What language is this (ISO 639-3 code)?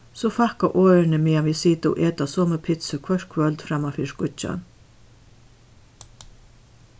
fao